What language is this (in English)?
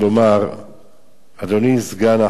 Hebrew